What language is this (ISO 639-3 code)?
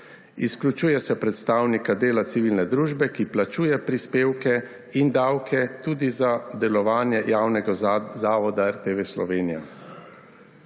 slv